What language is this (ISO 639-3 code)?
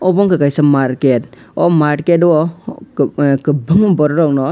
trp